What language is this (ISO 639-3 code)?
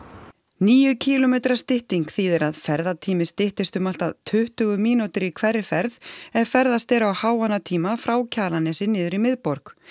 isl